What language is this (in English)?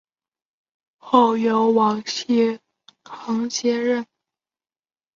Chinese